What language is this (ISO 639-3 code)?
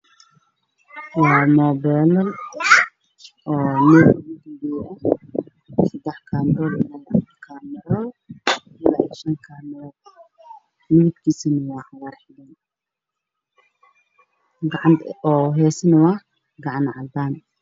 som